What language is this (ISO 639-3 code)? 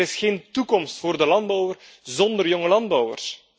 nld